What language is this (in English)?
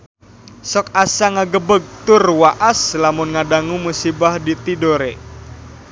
Sundanese